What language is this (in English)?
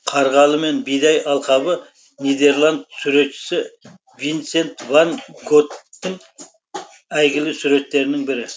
Kazakh